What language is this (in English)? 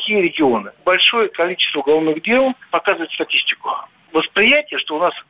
Russian